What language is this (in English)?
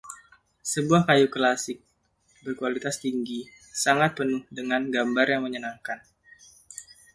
Indonesian